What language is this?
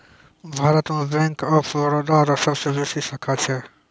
Maithili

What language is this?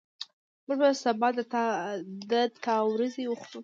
Pashto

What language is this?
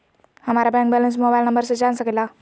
Magahi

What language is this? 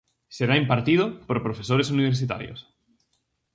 Galician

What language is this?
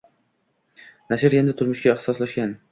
Uzbek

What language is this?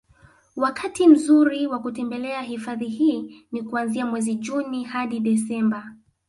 Swahili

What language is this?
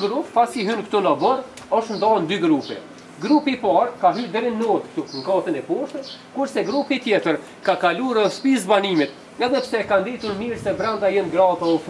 Romanian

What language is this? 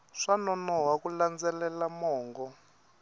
Tsonga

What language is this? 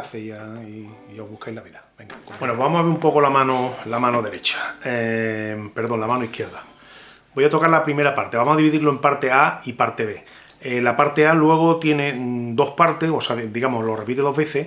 Spanish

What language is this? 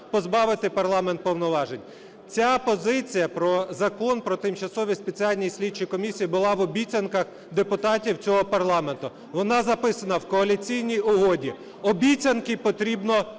Ukrainian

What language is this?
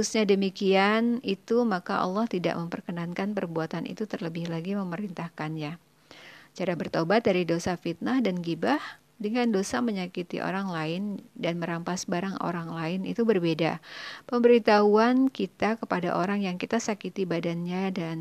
Indonesian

